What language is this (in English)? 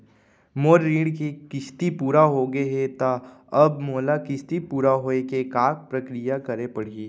Chhattisgarhi